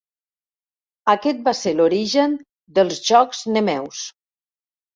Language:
Catalan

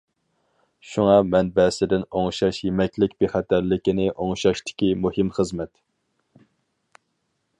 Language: Uyghur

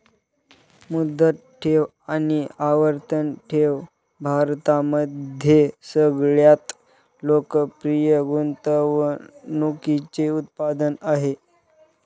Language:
Marathi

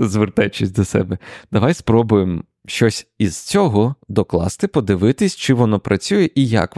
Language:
Ukrainian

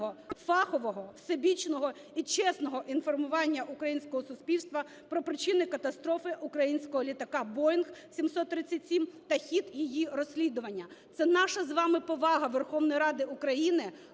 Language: Ukrainian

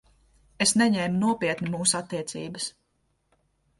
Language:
Latvian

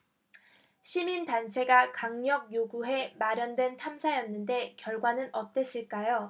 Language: Korean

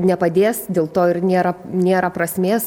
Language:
Lithuanian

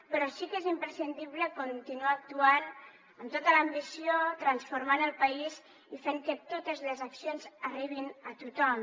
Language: Catalan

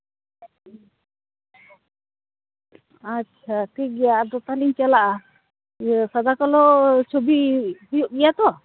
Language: Santali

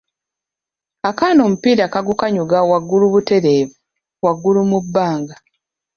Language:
Ganda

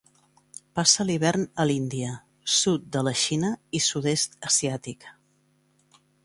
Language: Catalan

